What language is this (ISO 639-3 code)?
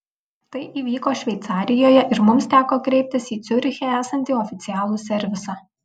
lit